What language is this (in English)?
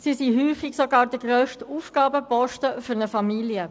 Swiss German